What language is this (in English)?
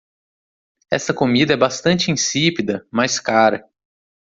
Portuguese